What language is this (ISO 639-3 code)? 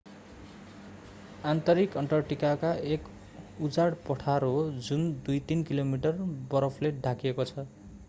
nep